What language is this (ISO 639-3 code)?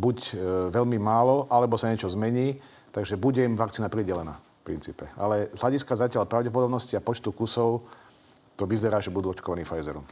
slk